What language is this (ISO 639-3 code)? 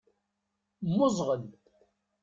kab